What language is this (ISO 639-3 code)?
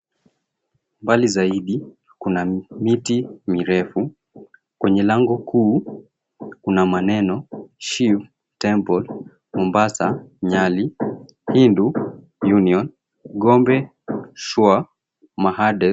swa